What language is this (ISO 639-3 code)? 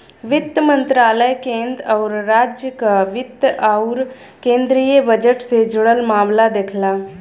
bho